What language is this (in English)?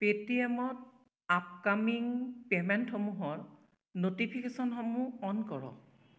Assamese